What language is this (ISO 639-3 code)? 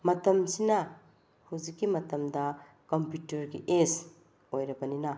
mni